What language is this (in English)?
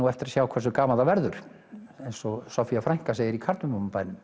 Icelandic